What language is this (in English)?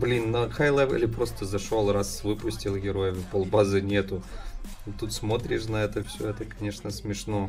Russian